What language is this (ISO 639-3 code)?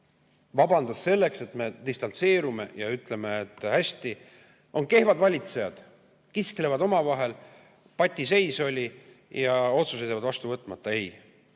est